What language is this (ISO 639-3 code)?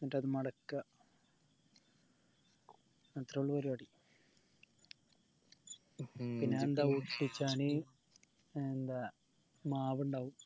mal